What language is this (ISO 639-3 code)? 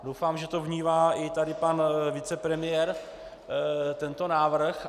ces